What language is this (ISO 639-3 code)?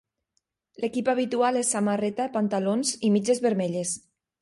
cat